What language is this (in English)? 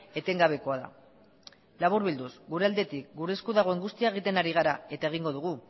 Basque